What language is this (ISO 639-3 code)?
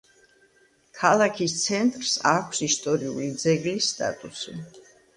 kat